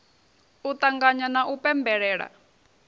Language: Venda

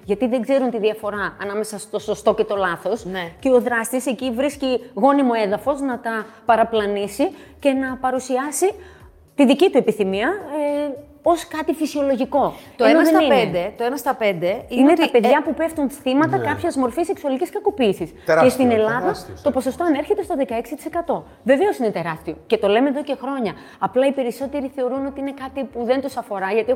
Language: Greek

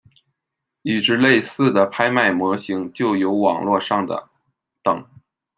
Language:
Chinese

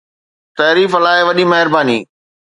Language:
Sindhi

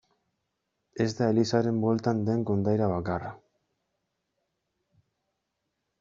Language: Basque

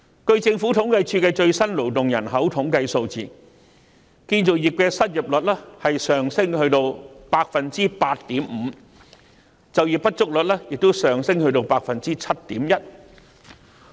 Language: Cantonese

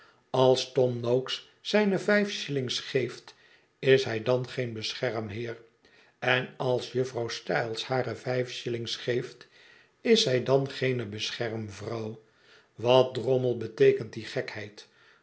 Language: Dutch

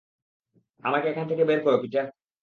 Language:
Bangla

